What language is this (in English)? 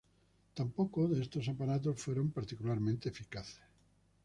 Spanish